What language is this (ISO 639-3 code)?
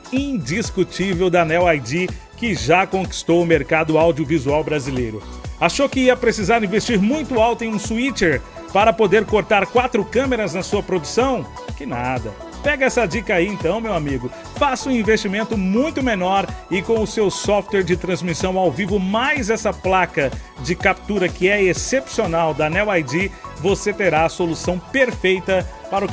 por